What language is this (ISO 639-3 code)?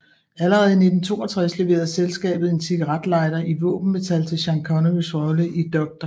dan